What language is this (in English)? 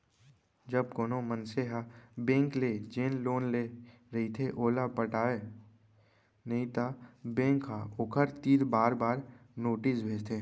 Chhattisgarhi